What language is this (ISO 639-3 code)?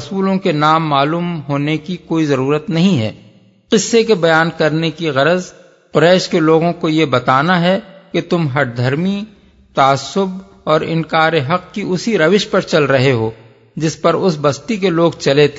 urd